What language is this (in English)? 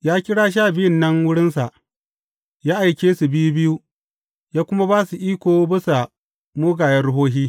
Hausa